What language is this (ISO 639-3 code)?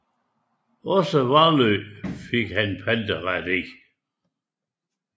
dan